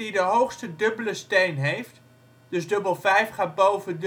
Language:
Dutch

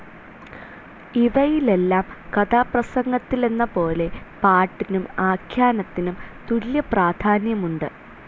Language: Malayalam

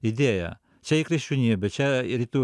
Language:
Lithuanian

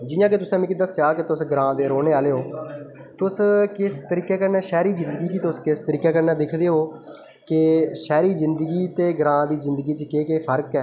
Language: Dogri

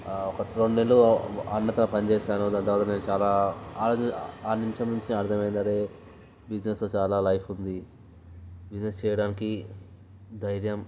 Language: Telugu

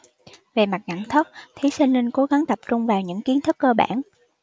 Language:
Vietnamese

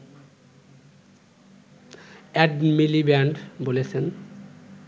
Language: Bangla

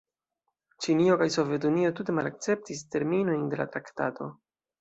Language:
Esperanto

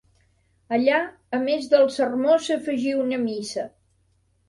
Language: Catalan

